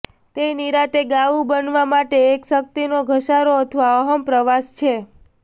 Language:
Gujarati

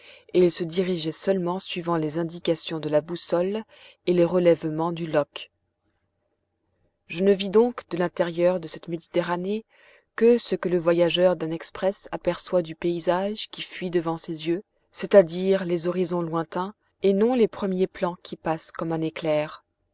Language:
French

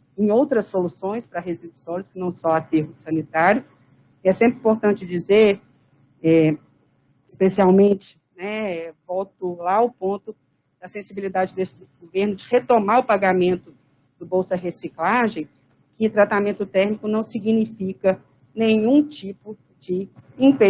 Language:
Portuguese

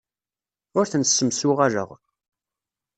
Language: Kabyle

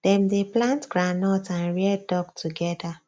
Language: Nigerian Pidgin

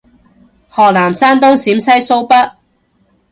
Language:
Cantonese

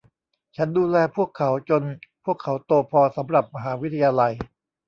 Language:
Thai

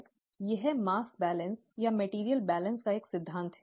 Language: Hindi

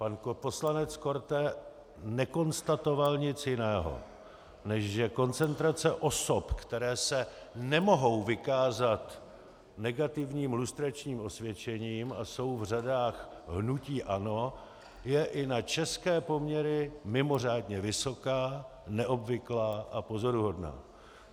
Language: Czech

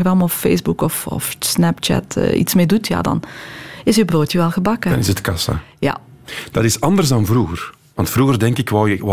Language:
Dutch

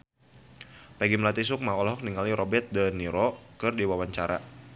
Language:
Sundanese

